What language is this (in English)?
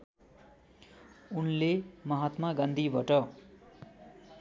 Nepali